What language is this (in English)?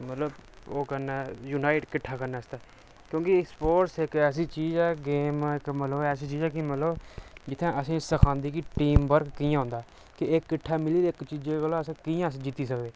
Dogri